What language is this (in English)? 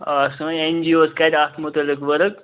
Kashmiri